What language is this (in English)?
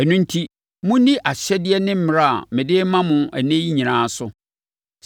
Akan